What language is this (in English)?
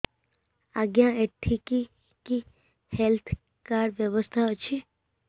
Odia